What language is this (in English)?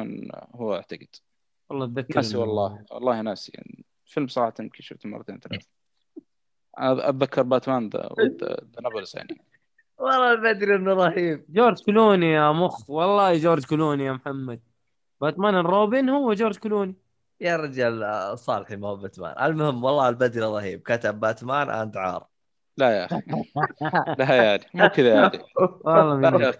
Arabic